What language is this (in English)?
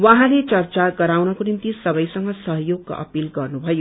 Nepali